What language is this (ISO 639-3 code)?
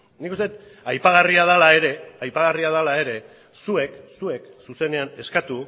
eus